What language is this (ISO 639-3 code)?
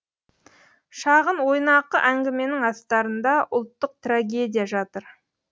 kaz